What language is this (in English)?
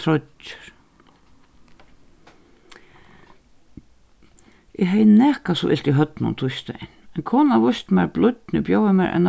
Faroese